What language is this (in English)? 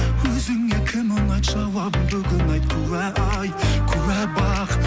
Kazakh